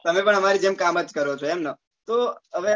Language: Gujarati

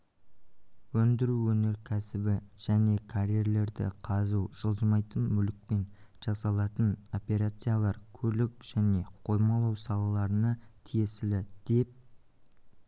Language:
Kazakh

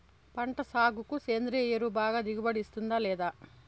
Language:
Telugu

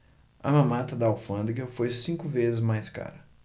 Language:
Portuguese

